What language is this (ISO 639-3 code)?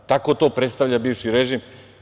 srp